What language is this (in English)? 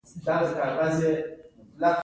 Pashto